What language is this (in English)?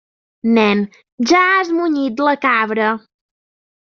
Catalan